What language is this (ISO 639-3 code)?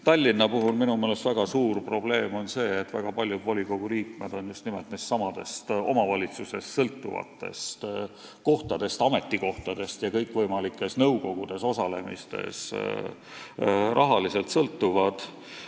est